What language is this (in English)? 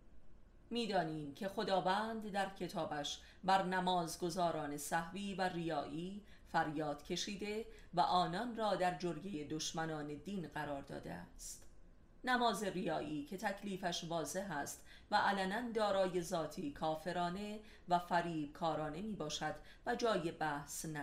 Persian